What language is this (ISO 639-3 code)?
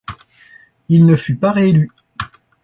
fra